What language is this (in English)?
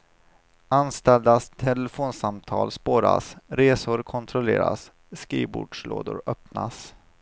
Swedish